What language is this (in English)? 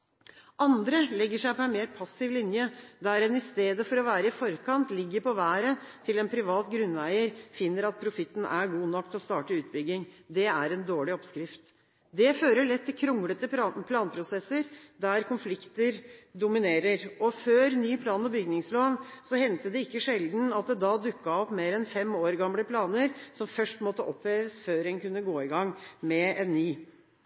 Norwegian Bokmål